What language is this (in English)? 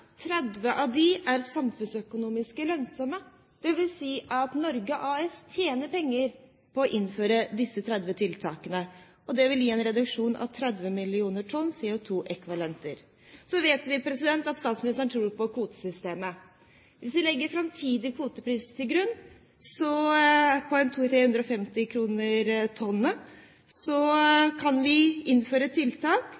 Norwegian Bokmål